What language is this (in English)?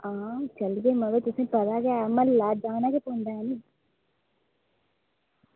Dogri